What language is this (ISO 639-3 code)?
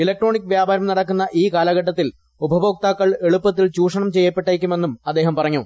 mal